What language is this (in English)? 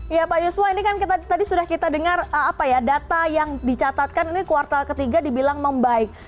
Indonesian